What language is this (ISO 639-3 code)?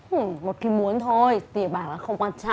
vie